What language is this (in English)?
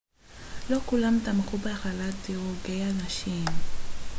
Hebrew